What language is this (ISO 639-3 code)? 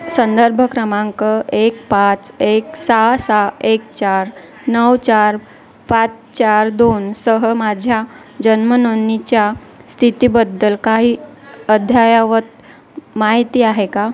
mar